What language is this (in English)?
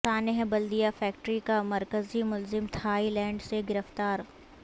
Urdu